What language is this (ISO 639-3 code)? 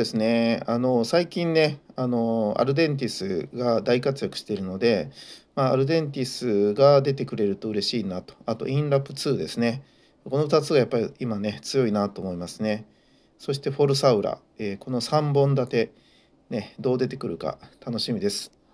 jpn